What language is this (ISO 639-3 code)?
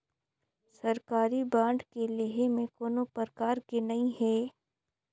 hne